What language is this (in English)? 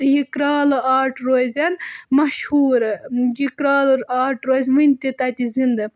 Kashmiri